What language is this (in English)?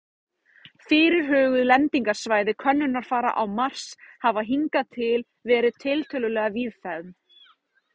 Icelandic